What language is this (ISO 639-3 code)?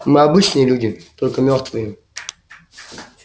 rus